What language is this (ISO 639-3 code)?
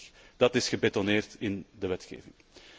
nld